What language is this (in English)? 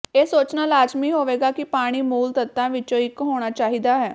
Punjabi